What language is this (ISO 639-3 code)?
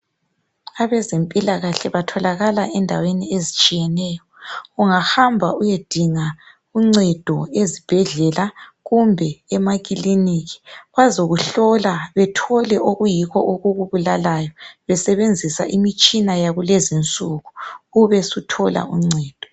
nde